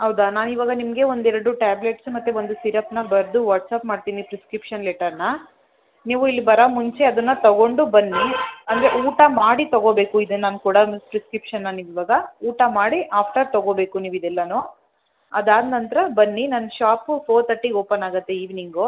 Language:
Kannada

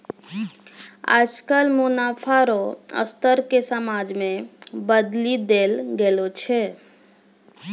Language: Maithili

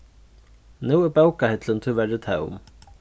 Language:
Faroese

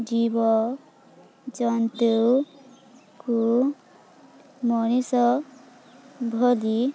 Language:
Odia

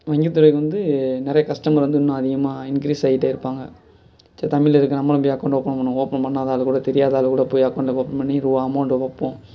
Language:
Tamil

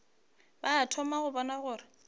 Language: Northern Sotho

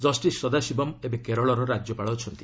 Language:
Odia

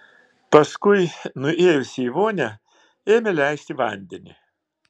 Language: Lithuanian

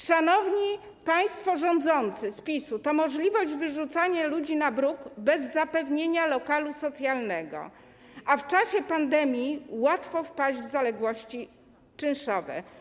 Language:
Polish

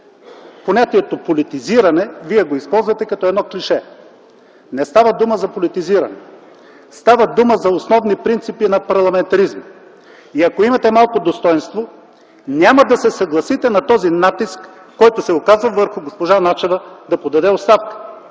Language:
Bulgarian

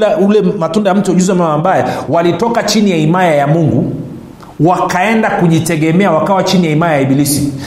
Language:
Swahili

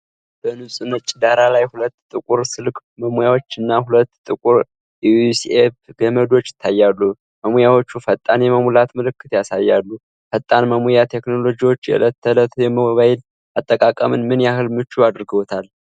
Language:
Amharic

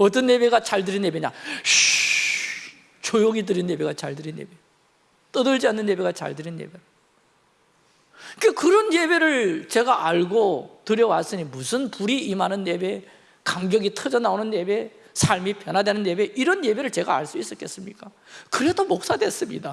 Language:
Korean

